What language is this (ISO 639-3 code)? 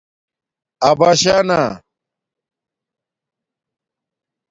dmk